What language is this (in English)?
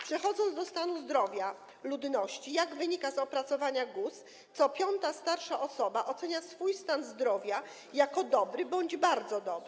Polish